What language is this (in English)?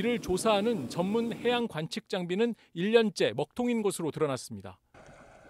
Korean